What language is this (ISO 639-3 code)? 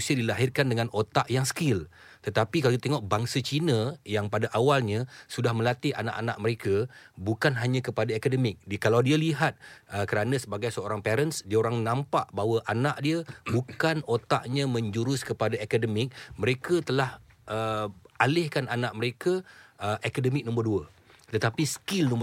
msa